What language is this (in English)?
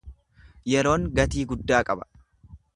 Oromo